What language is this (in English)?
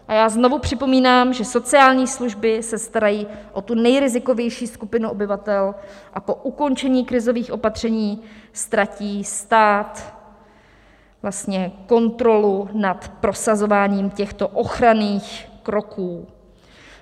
Czech